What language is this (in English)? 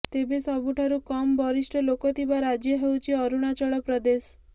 Odia